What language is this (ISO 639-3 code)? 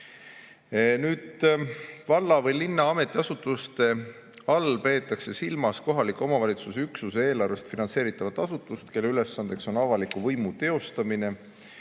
est